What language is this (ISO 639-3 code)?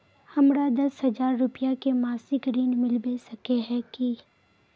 mag